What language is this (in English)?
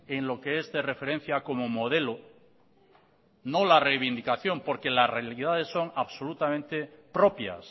Spanish